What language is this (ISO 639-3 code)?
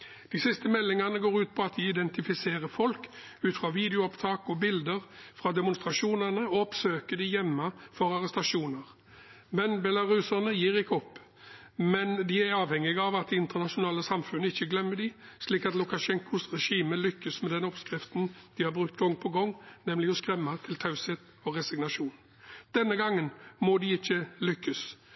nob